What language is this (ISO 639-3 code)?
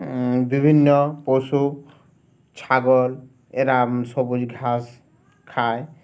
ben